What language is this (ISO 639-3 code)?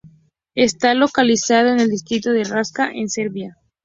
spa